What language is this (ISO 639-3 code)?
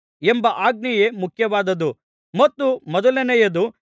kan